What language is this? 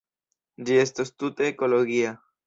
Esperanto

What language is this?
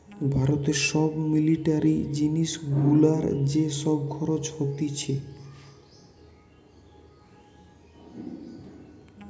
Bangla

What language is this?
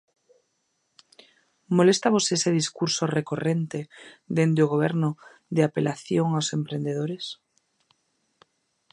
Galician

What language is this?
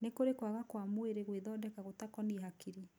Kikuyu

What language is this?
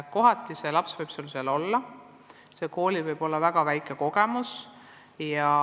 Estonian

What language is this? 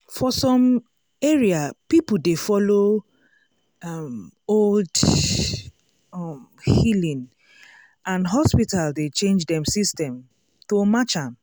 Nigerian Pidgin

